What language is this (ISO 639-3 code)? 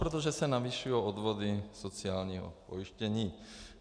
ces